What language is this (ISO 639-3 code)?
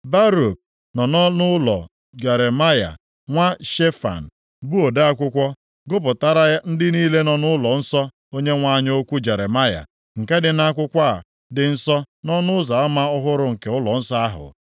ibo